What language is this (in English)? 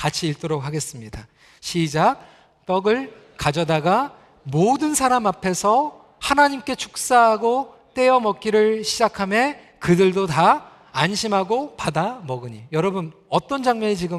Korean